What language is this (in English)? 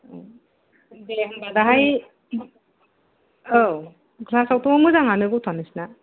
Bodo